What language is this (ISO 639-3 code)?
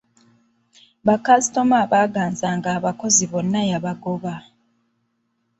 lug